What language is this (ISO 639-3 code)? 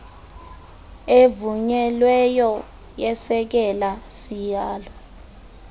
xho